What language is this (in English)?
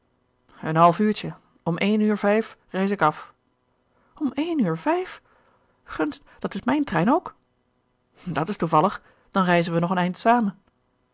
Dutch